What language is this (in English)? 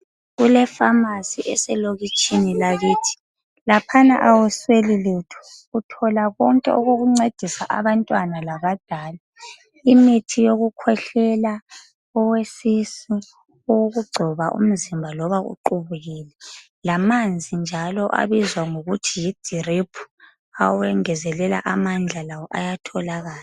North Ndebele